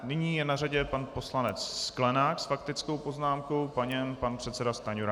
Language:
Czech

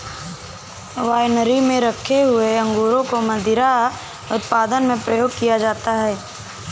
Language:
Hindi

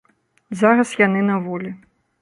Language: Belarusian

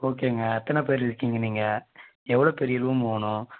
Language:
Tamil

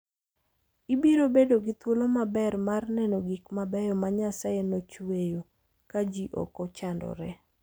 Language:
Luo (Kenya and Tanzania)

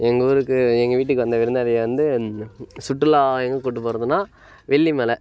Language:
Tamil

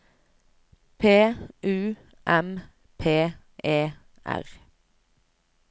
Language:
Norwegian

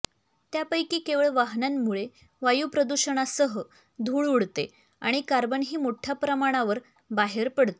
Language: Marathi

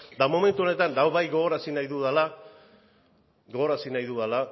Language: Basque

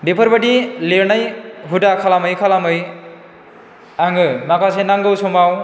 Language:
Bodo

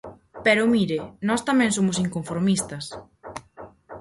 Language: Galician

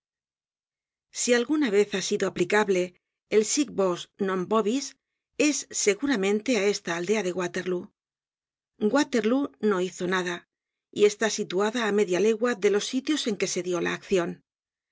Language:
Spanish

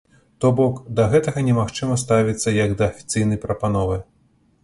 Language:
Belarusian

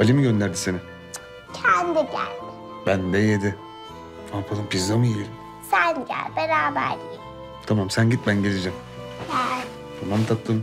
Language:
Turkish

